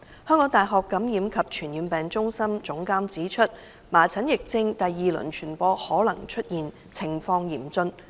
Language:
Cantonese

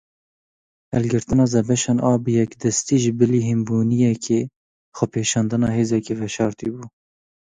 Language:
Kurdish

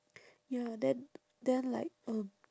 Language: English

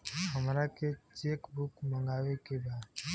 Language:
Bhojpuri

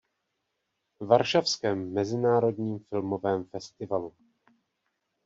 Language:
Czech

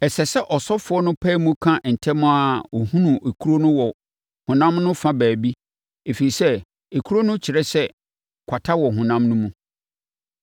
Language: Akan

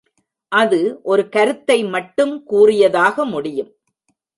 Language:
Tamil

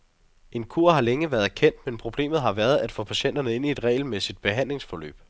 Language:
Danish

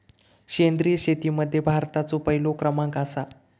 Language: Marathi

